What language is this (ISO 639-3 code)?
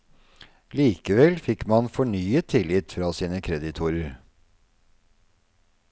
nor